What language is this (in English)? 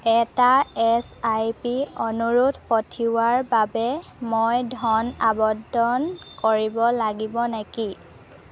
Assamese